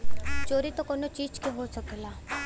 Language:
Bhojpuri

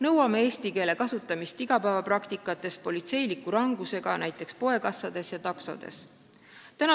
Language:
Estonian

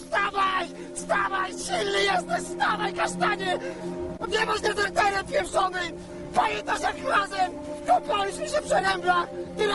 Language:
Polish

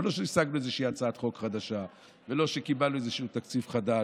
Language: Hebrew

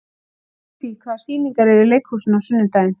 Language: Icelandic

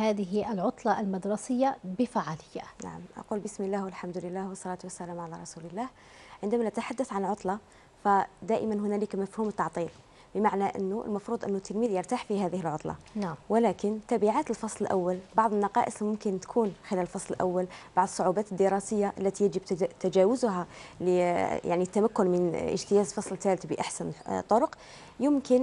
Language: Arabic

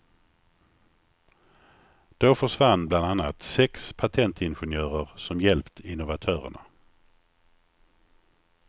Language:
Swedish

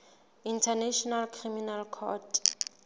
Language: Southern Sotho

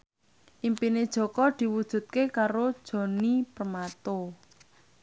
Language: Javanese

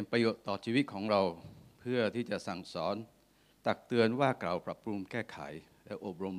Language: Thai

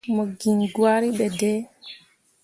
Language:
Mundang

